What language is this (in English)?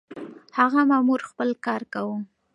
Pashto